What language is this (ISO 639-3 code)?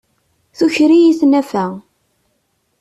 kab